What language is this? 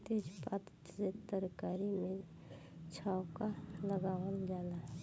Bhojpuri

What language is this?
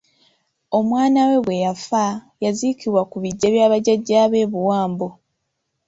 Ganda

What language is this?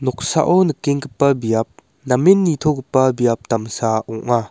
Garo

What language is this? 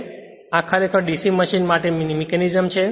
Gujarati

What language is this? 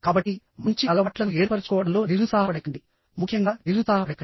Telugu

